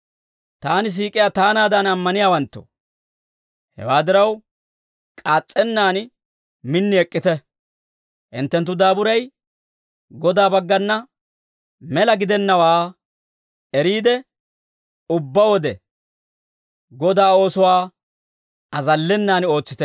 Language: Dawro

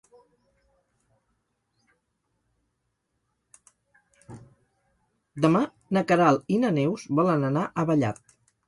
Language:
Catalan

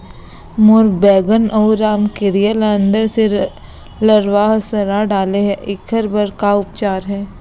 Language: Chhattisgarhi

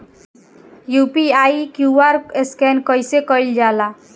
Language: Bhojpuri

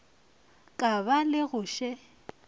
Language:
Northern Sotho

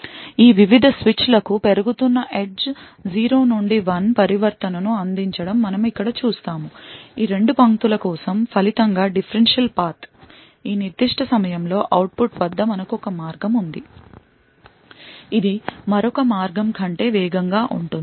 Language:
Telugu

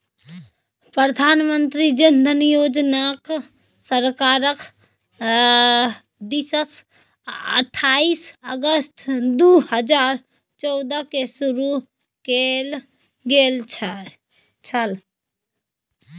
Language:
Maithili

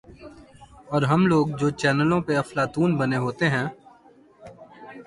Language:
Urdu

